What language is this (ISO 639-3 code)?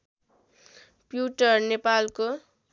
nep